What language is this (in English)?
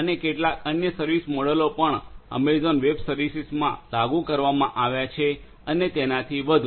Gujarati